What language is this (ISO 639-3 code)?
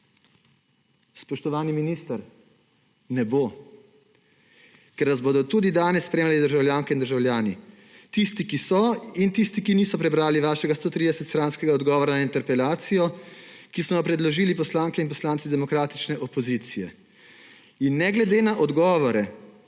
slv